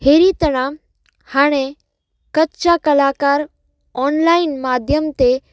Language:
Sindhi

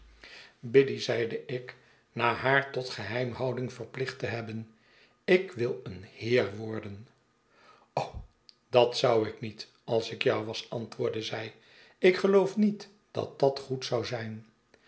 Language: Dutch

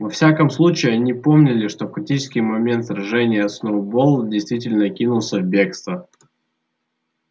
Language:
Russian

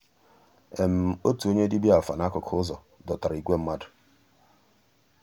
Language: Igbo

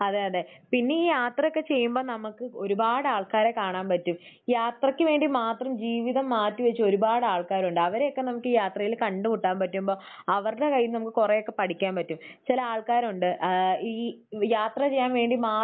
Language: Malayalam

